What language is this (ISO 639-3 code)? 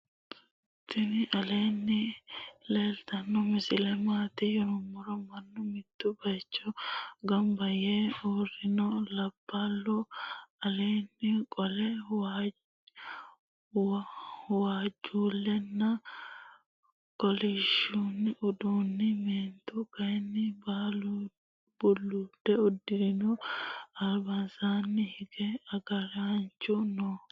sid